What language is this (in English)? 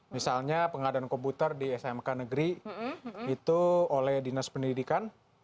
Indonesian